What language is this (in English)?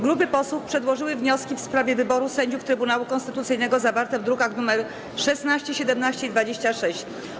Polish